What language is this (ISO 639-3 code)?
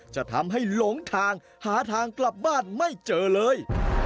tha